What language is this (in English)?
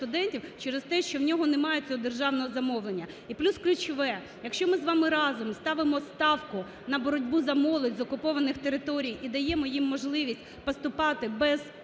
Ukrainian